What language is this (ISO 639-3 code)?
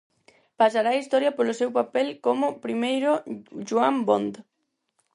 glg